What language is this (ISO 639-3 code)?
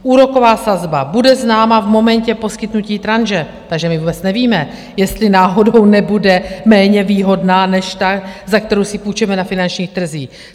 ces